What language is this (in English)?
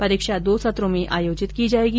Hindi